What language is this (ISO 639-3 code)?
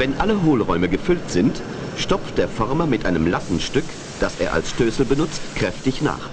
deu